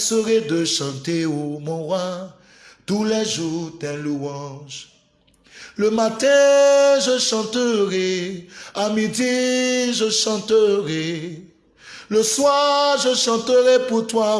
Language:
French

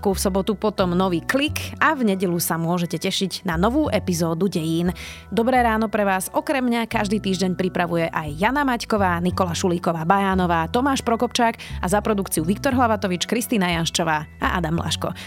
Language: Slovak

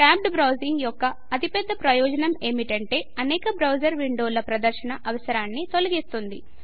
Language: Telugu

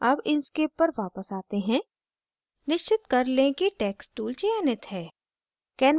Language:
Hindi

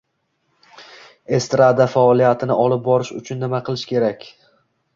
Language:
Uzbek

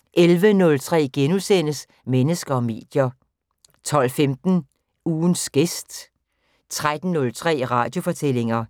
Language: Danish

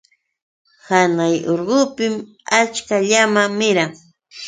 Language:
Yauyos Quechua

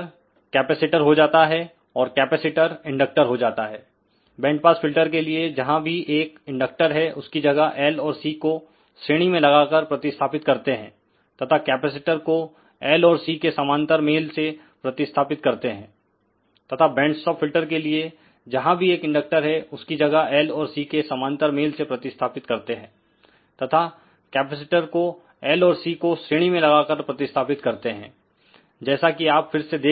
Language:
Hindi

